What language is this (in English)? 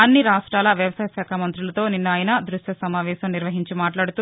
Telugu